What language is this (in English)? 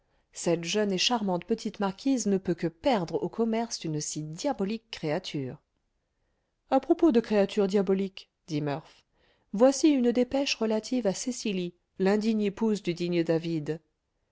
French